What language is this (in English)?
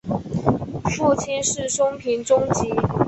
Chinese